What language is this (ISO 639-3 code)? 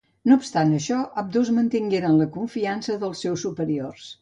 cat